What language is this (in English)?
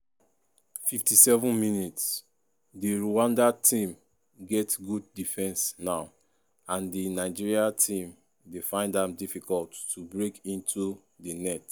Nigerian Pidgin